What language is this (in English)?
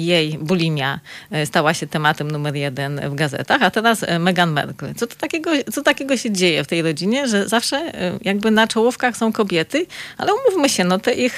Polish